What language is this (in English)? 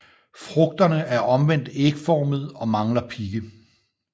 Danish